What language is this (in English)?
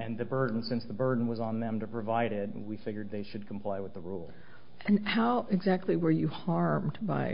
English